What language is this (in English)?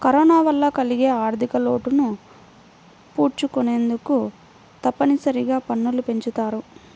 Telugu